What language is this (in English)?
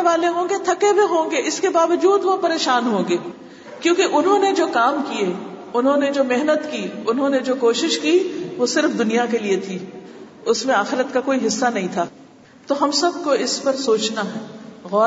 Urdu